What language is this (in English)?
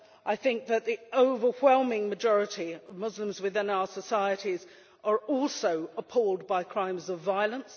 English